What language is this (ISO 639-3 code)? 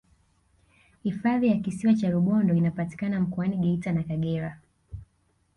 swa